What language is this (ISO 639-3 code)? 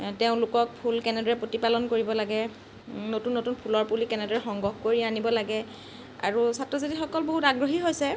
asm